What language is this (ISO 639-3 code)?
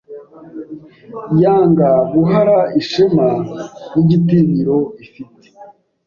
kin